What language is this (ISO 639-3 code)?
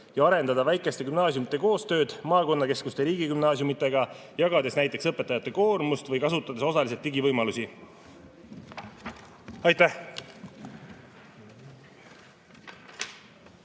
est